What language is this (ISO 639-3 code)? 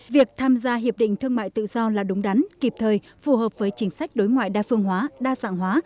vie